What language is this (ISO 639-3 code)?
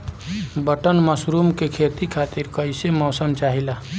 bho